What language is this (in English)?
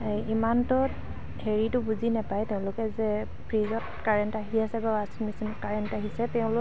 Assamese